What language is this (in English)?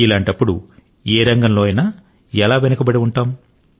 Telugu